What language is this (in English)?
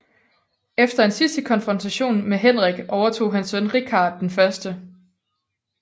Danish